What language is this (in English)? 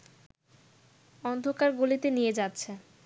Bangla